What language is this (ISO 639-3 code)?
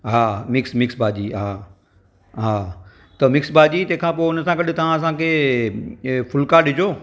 snd